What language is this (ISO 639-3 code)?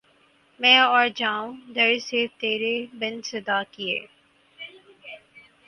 urd